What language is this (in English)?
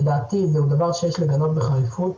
Hebrew